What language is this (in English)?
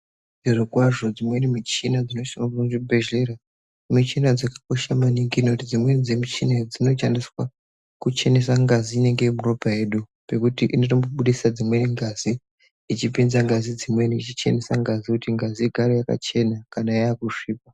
Ndau